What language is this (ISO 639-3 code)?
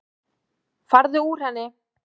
isl